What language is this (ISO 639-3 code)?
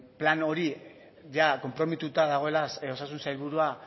eus